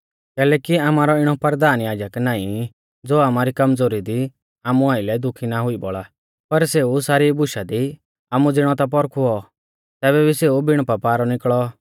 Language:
Mahasu Pahari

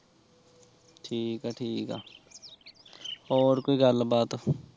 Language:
Punjabi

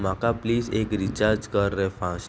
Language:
Konkani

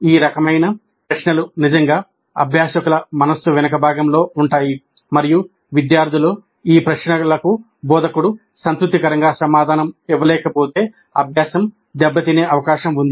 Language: Telugu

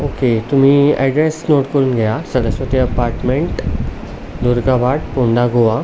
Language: Konkani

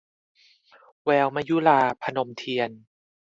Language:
Thai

